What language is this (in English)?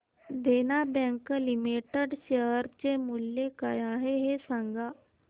Marathi